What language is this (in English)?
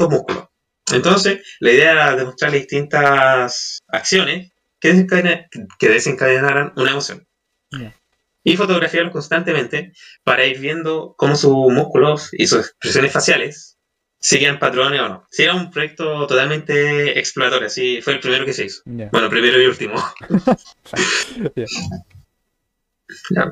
Spanish